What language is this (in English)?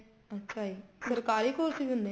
Punjabi